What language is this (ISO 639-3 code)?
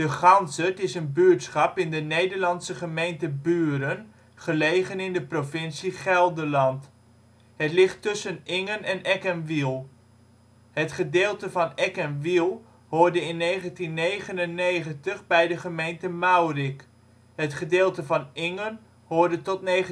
nld